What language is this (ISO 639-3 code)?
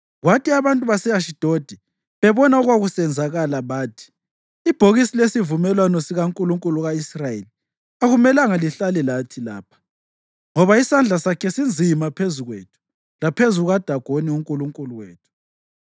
nde